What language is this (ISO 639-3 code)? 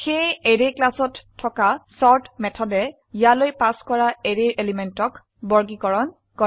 asm